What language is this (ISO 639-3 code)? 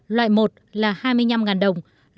vie